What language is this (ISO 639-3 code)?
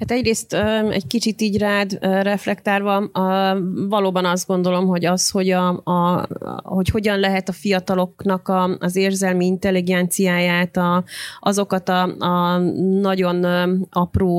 hun